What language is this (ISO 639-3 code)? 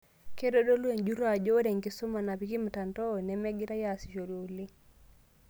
mas